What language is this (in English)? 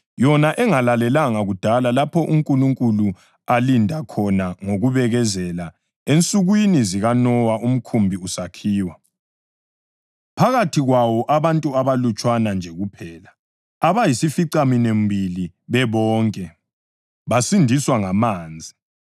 North Ndebele